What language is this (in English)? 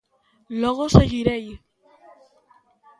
Galician